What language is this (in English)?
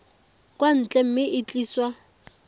Tswana